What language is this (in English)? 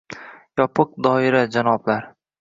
Uzbek